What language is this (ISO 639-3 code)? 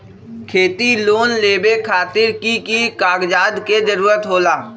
mag